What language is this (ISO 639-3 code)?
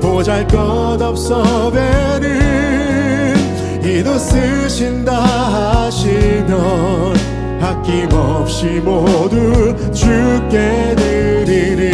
kor